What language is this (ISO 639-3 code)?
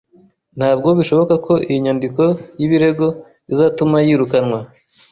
kin